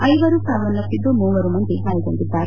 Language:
Kannada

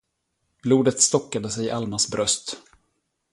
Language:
Swedish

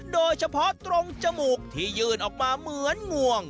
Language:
Thai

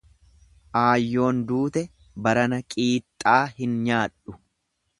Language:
Oromo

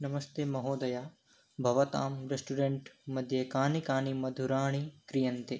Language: Sanskrit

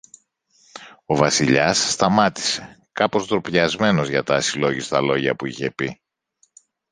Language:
Greek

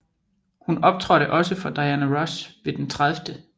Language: Danish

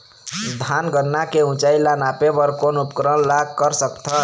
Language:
Chhattisgarhi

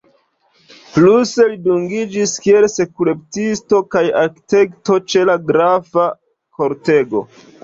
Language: Esperanto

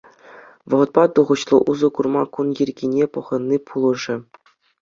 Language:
Chuvash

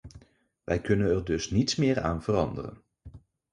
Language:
Dutch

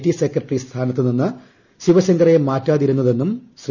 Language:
Malayalam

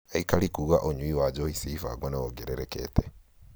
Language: Kikuyu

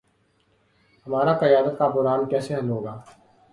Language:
Urdu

